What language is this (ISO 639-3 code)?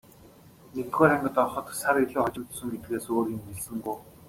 mon